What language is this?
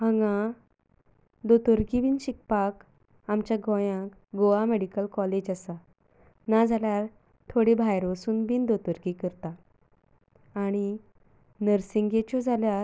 Konkani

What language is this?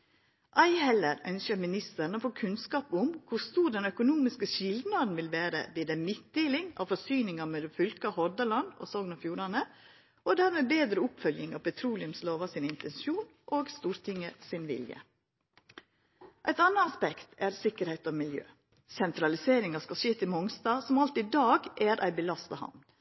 Norwegian Nynorsk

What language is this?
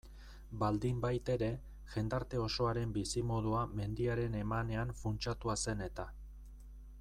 Basque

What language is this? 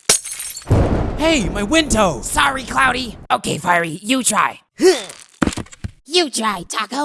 English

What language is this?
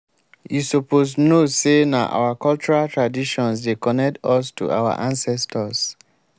Nigerian Pidgin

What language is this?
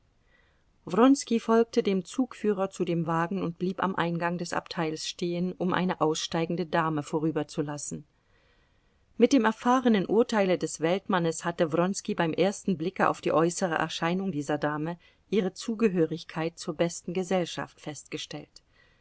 German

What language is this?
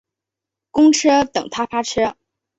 Chinese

